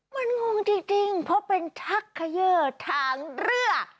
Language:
Thai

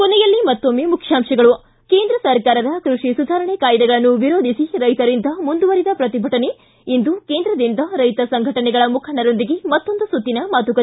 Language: Kannada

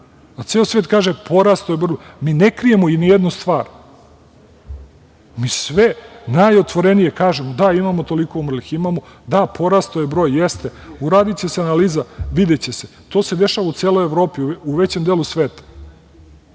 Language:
Serbian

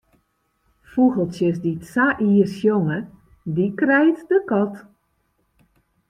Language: Western Frisian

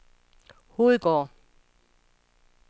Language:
Danish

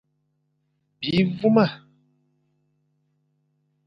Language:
Fang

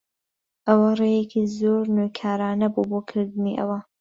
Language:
Central Kurdish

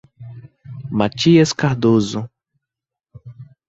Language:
Portuguese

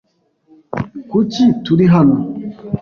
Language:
Kinyarwanda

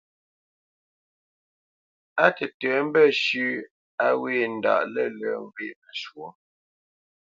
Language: Bamenyam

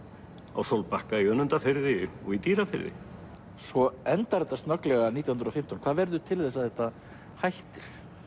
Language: Icelandic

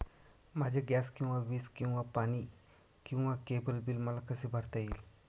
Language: Marathi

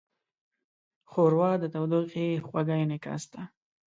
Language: Pashto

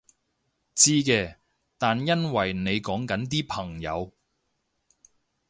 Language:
Cantonese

